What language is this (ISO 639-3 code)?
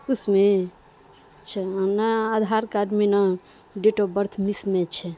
urd